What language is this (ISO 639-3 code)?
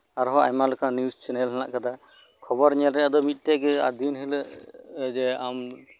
sat